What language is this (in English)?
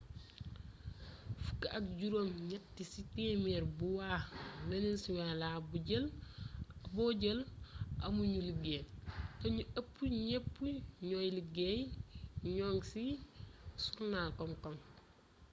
Wolof